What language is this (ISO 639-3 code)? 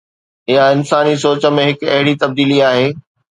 snd